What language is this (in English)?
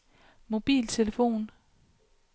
Danish